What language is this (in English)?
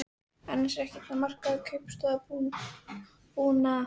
Icelandic